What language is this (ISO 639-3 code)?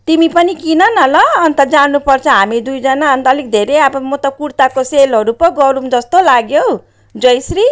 nep